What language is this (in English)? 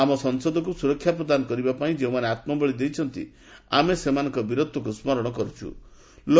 Odia